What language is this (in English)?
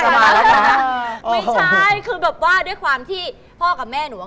Thai